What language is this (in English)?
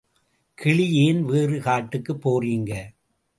Tamil